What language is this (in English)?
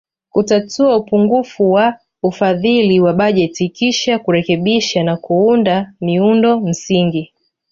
Swahili